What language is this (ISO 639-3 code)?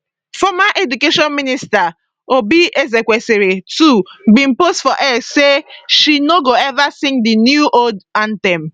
pcm